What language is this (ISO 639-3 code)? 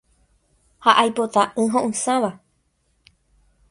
grn